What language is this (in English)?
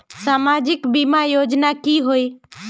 Magahi